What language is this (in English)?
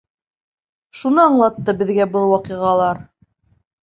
Bashkir